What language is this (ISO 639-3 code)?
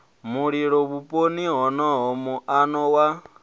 ven